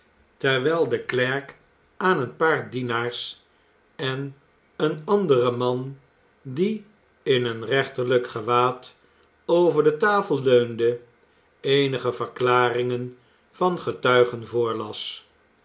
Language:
Dutch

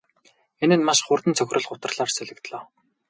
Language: Mongolian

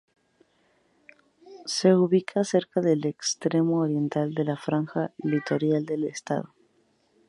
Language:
Spanish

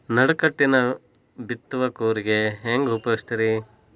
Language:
Kannada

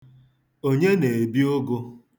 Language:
Igbo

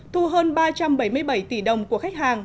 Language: Vietnamese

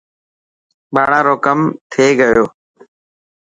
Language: Dhatki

